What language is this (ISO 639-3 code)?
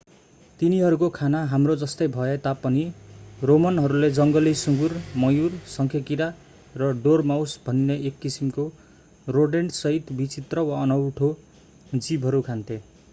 nep